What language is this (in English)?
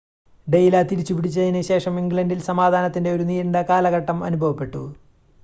Malayalam